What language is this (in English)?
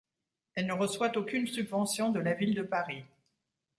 French